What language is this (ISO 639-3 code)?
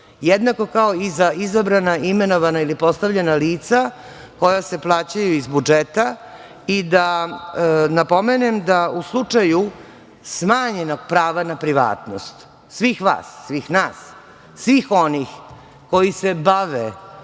srp